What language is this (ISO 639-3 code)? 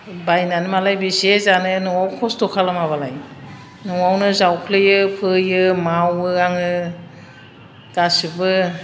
brx